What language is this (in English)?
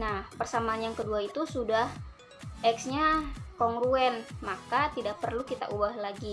Indonesian